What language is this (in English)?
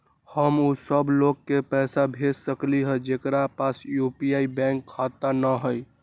Magahi